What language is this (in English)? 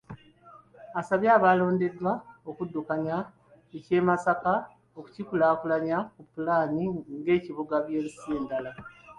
Ganda